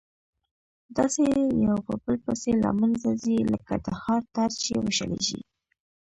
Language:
Pashto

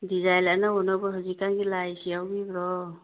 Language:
Manipuri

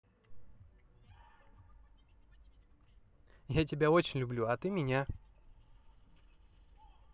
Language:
Russian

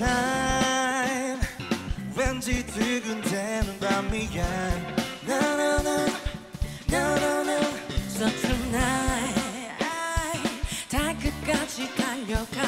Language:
Korean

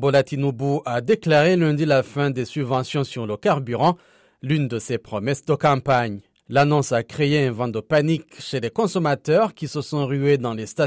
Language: French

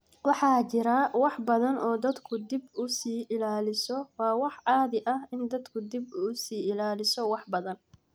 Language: Somali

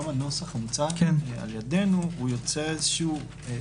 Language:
Hebrew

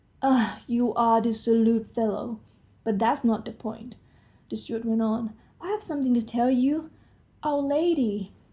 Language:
English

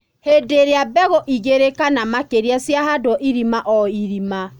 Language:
Kikuyu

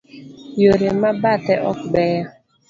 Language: Luo (Kenya and Tanzania)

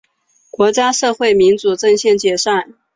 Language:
Chinese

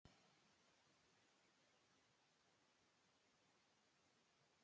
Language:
Icelandic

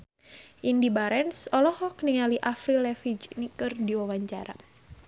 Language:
Sundanese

